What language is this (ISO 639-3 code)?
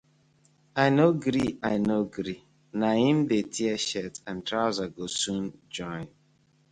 pcm